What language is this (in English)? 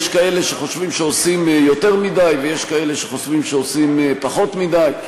Hebrew